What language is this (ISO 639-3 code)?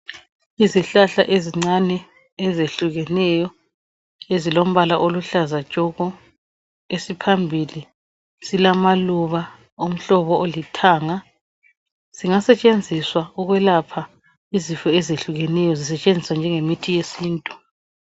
nde